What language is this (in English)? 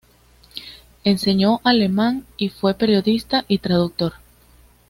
Spanish